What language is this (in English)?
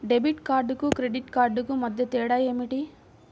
Telugu